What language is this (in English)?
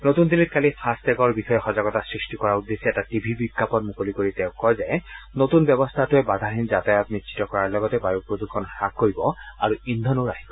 Assamese